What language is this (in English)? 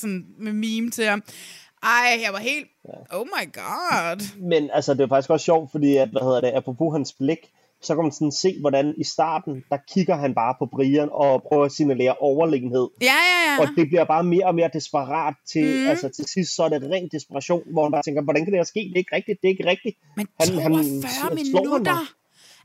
Danish